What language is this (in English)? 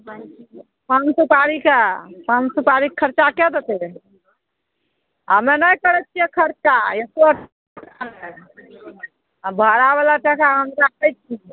Maithili